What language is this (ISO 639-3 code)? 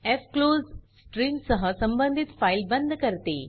mar